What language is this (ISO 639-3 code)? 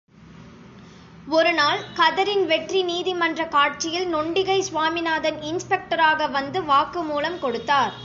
tam